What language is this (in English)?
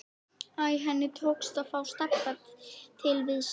Icelandic